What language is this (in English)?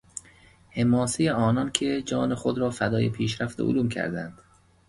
Persian